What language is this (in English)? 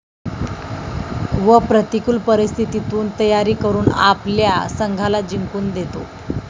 Marathi